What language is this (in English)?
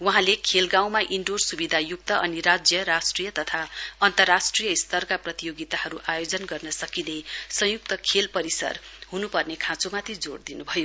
Nepali